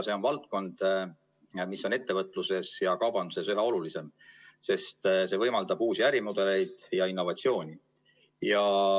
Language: Estonian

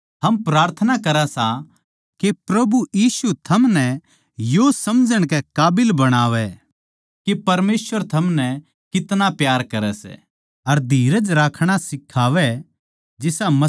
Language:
Haryanvi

